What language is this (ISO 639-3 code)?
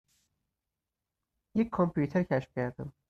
fas